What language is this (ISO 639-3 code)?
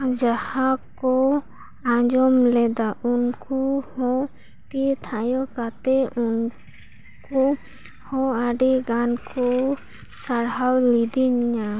sat